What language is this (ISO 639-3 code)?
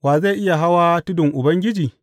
hau